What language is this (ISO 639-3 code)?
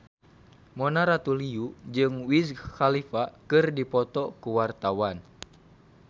sun